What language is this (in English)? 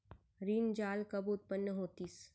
Chhattisgarhi